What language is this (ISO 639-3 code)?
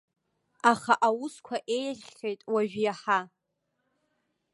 abk